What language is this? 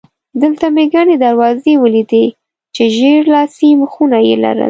Pashto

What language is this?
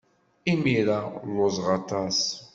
Kabyle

